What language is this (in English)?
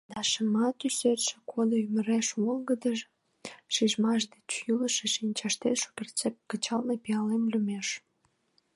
Mari